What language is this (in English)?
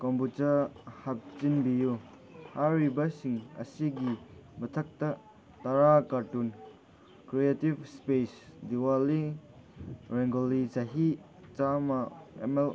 Manipuri